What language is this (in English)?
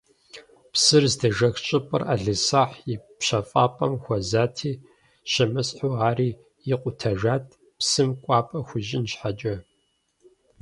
Kabardian